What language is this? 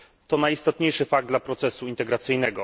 Polish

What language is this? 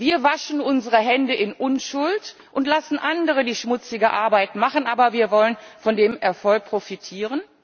German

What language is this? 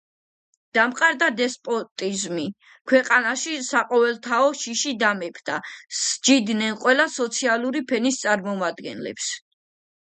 Georgian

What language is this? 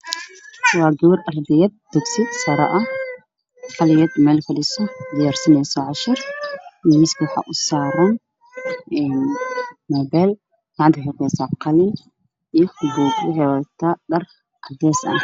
Somali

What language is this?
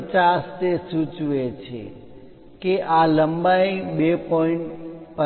Gujarati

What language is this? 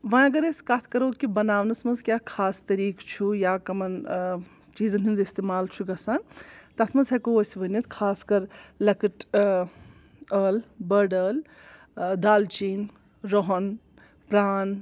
Kashmiri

